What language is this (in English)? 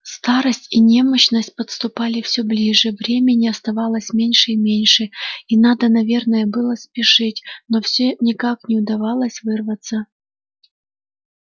Russian